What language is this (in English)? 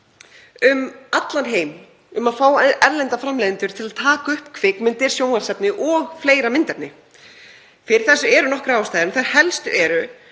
Icelandic